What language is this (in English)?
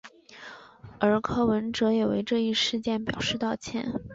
Chinese